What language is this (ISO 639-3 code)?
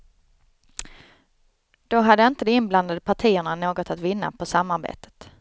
swe